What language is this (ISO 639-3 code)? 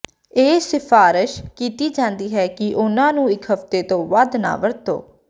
pan